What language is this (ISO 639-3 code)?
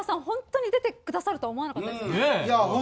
jpn